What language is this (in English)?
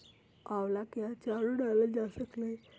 Magahi